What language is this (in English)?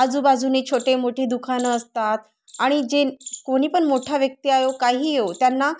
Marathi